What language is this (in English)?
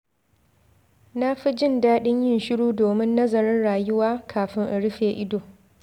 Hausa